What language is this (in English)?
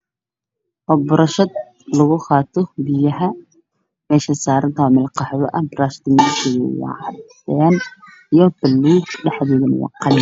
Somali